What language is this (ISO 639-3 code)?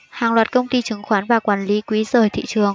vie